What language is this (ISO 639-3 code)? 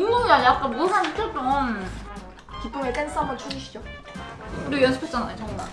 kor